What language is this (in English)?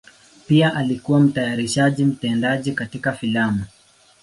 Swahili